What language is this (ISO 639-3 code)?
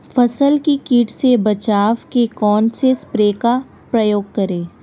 hin